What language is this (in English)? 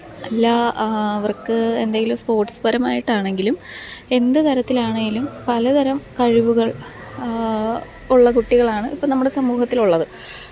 Malayalam